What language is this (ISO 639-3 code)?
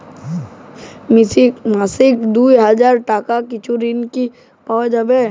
ben